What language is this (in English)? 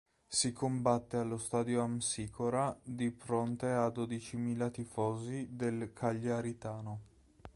Italian